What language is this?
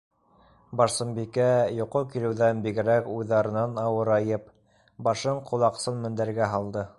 Bashkir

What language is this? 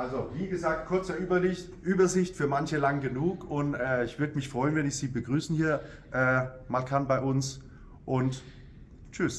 German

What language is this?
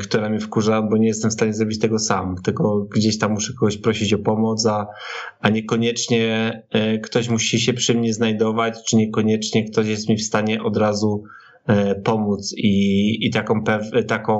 Polish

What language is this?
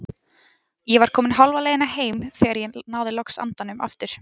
Icelandic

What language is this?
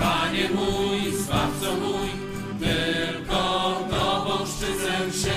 Polish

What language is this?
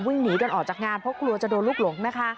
Thai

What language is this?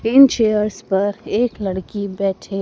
Hindi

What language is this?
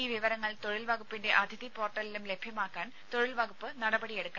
Malayalam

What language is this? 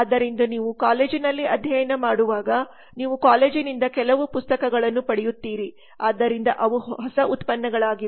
Kannada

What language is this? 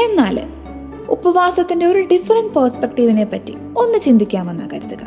Malayalam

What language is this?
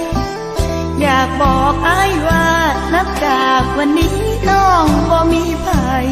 Thai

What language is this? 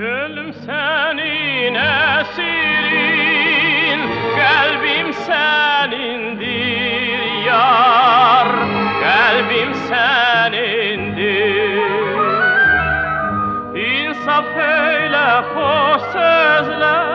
Turkish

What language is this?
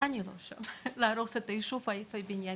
Hebrew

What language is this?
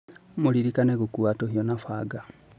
Kikuyu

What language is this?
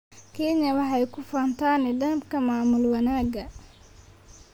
Somali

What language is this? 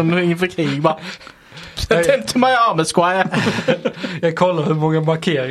Swedish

